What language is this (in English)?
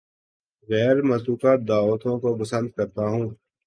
Urdu